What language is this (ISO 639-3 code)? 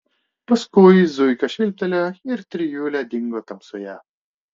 lit